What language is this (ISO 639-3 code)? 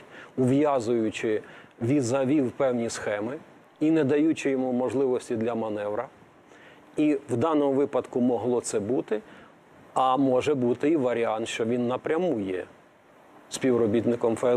ukr